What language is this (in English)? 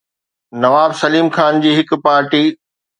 Sindhi